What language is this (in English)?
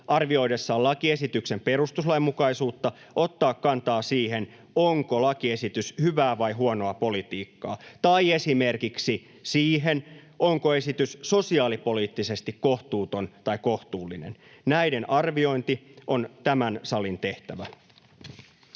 Finnish